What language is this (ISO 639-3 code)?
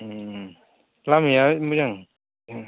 brx